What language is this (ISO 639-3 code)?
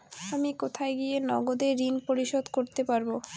ben